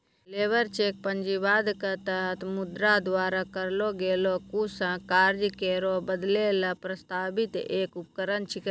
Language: Maithili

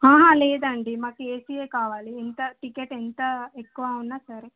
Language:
Telugu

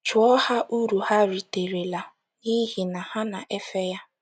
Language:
Igbo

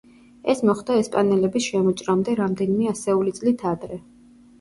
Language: Georgian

